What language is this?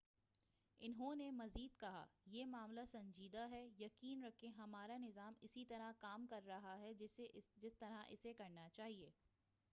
Urdu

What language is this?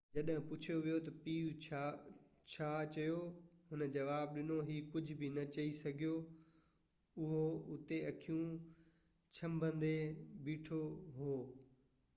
Sindhi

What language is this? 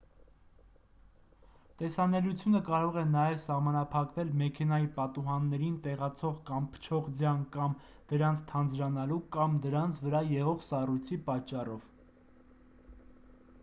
Armenian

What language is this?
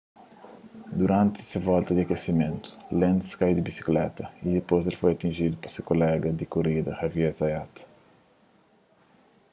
Kabuverdianu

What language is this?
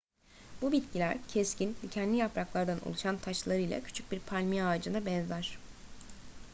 Turkish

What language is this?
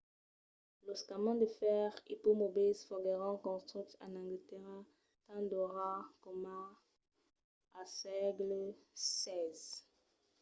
Occitan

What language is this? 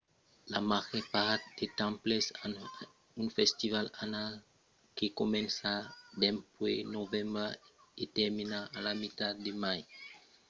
Occitan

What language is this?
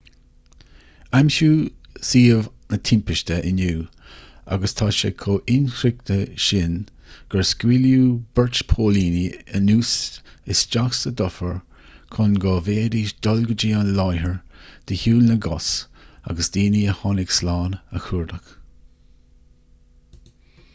Irish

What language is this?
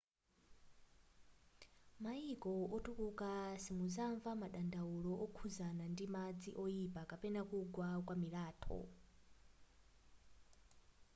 Nyanja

